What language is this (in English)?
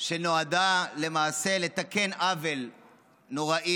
Hebrew